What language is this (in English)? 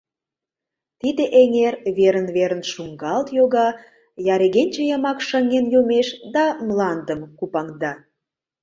Mari